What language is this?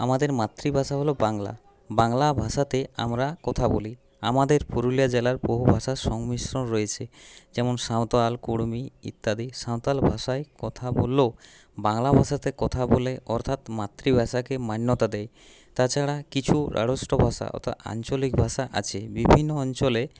Bangla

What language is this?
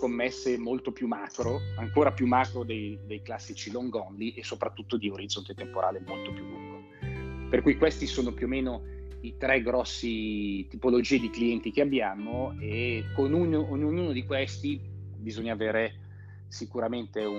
Italian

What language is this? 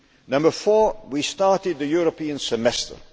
English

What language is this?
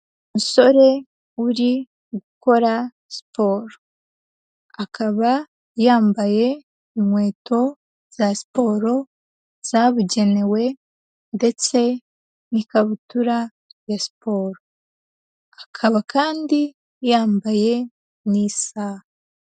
Kinyarwanda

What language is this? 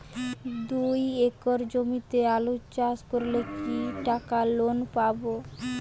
Bangla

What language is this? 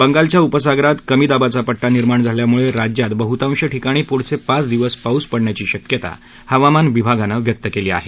Marathi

